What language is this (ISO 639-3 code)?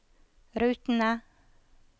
nor